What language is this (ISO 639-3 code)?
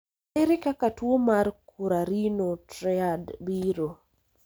luo